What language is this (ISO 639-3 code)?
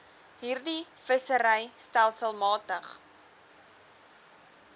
afr